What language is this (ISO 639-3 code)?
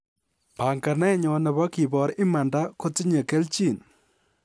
kln